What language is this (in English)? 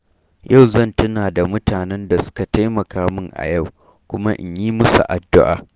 Hausa